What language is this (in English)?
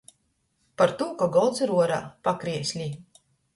Latgalian